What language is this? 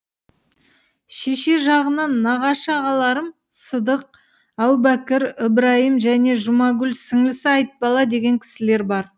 Kazakh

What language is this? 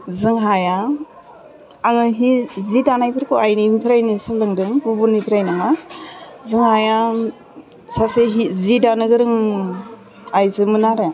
Bodo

